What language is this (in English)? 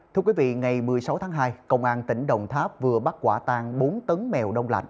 Vietnamese